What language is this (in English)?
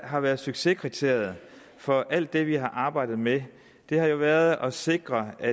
Danish